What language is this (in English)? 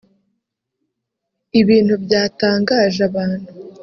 Kinyarwanda